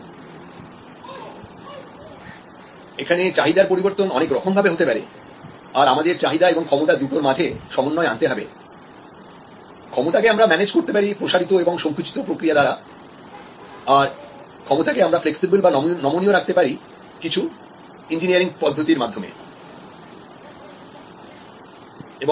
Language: Bangla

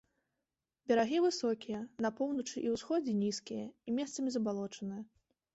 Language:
Belarusian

